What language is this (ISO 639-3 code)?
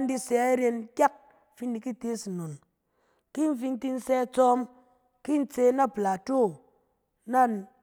cen